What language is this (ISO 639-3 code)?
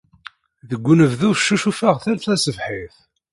kab